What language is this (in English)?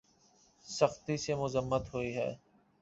Urdu